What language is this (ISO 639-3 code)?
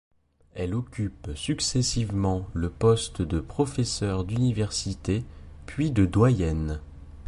fra